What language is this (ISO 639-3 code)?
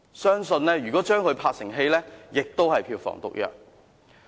yue